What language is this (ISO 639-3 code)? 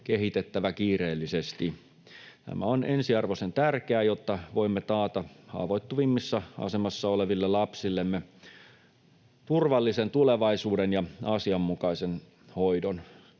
fin